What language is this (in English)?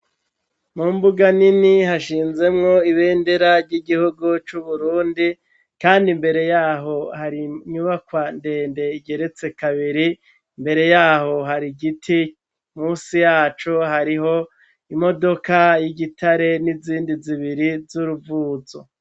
Rundi